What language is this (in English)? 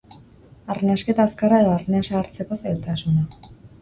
Basque